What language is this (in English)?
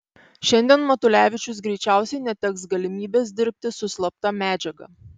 Lithuanian